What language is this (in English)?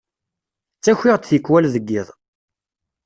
Kabyle